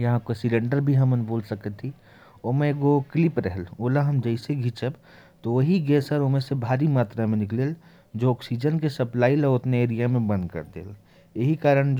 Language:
Korwa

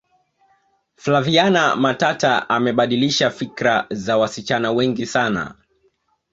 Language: Swahili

